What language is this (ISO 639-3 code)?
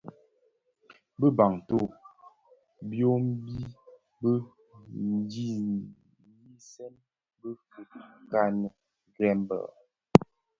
ksf